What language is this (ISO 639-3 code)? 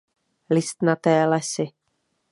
ces